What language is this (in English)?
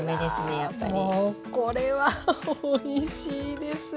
Japanese